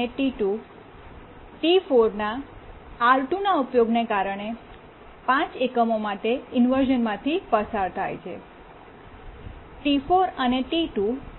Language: Gujarati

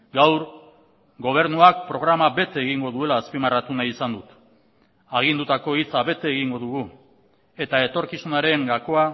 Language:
Basque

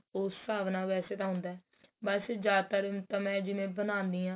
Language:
Punjabi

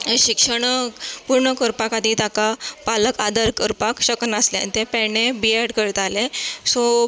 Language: Konkani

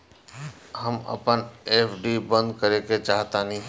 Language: Bhojpuri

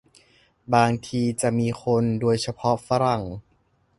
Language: Thai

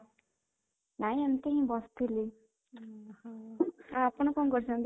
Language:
Odia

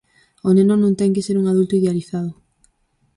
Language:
Galician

